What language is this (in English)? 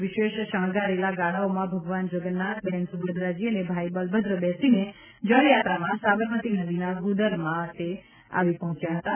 Gujarati